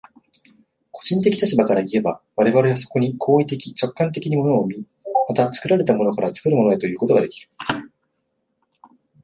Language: Japanese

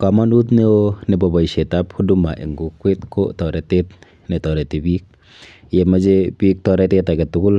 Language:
Kalenjin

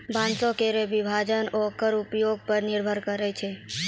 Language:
Maithili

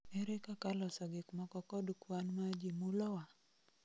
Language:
Luo (Kenya and Tanzania)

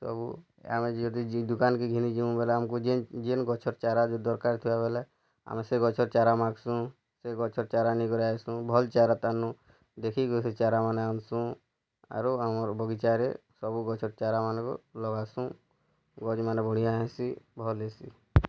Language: Odia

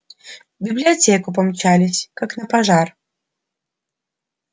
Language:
Russian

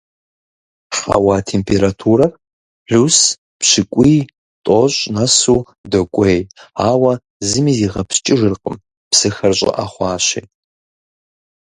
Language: Kabardian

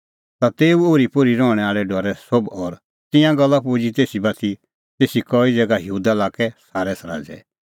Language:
Kullu Pahari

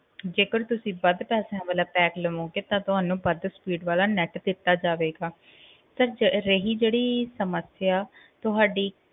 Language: Punjabi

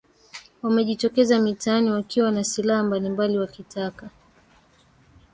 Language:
Swahili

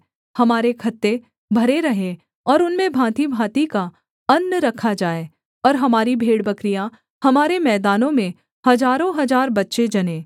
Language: Hindi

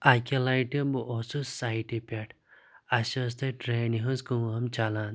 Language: Kashmiri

